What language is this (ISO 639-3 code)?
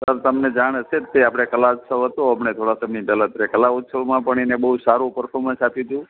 guj